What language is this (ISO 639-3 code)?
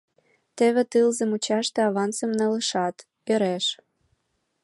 chm